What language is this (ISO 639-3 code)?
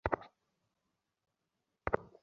ben